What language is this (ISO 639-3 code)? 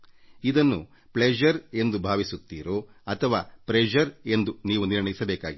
kan